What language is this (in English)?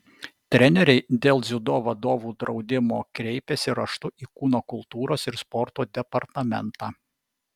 Lithuanian